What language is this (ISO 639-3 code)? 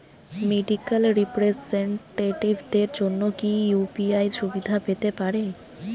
ben